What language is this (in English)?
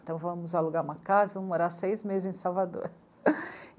Portuguese